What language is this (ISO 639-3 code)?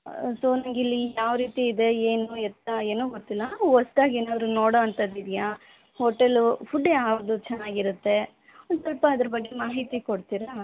kan